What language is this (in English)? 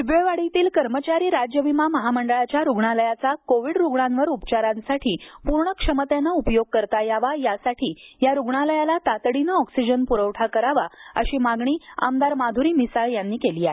Marathi